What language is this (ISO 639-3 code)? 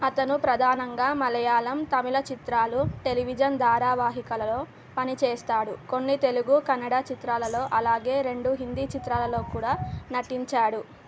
tel